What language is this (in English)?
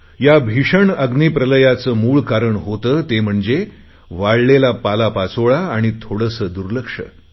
Marathi